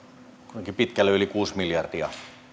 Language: Finnish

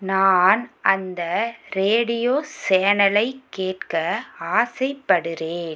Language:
Tamil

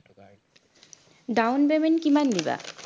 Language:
Assamese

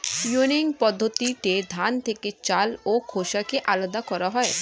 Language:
Bangla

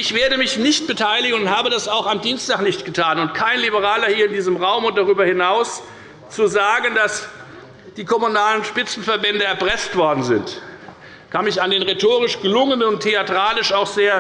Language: German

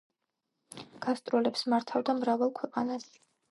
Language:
Georgian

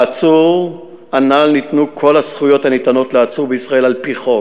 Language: Hebrew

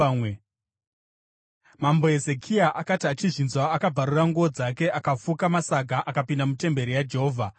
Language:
Shona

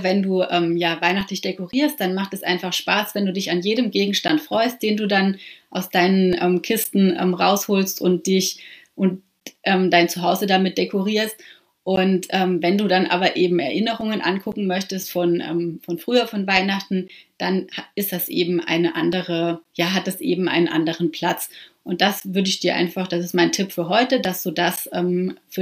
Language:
German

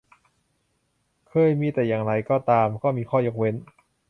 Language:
Thai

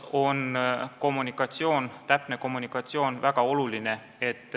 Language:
Estonian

